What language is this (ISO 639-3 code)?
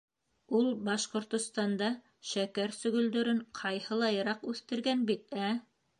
bak